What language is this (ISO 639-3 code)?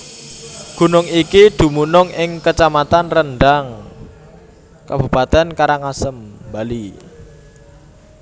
jav